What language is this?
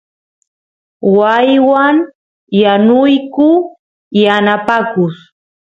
Santiago del Estero Quichua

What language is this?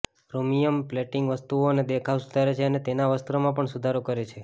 Gujarati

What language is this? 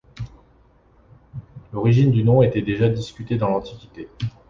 French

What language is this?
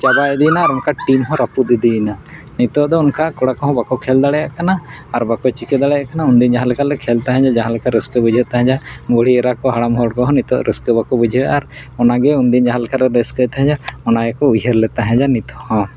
Santali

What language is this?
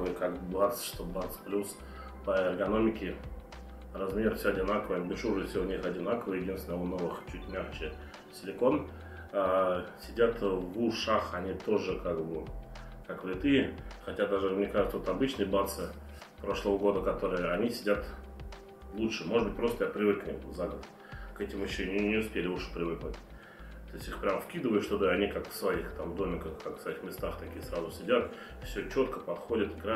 Russian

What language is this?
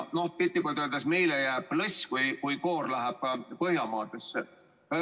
Estonian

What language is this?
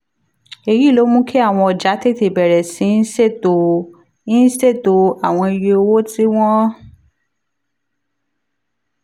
Yoruba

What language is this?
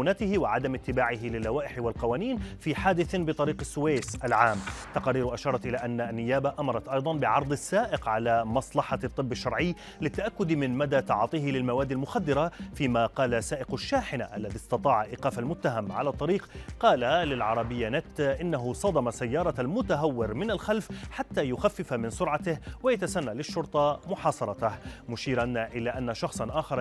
Arabic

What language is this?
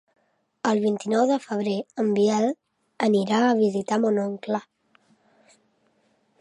Catalan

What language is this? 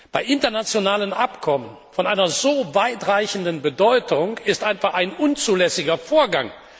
German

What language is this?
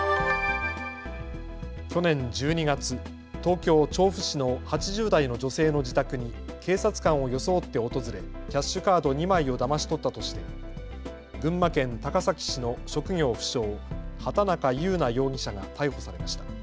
Japanese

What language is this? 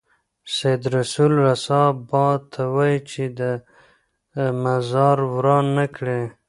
Pashto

